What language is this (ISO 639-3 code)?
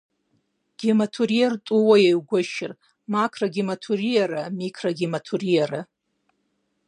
kbd